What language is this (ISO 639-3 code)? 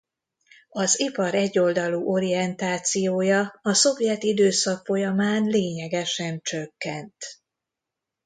hun